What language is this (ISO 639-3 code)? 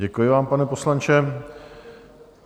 ces